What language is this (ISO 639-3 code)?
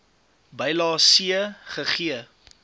afr